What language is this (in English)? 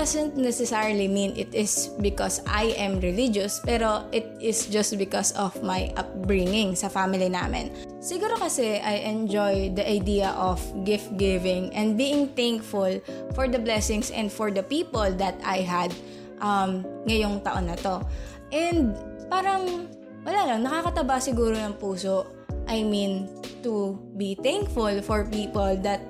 Filipino